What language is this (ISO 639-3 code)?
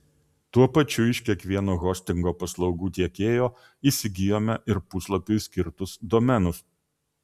lit